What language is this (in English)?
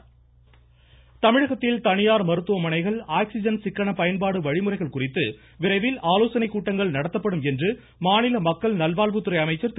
Tamil